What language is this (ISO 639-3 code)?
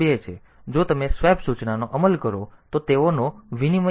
guj